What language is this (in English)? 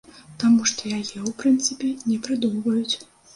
Belarusian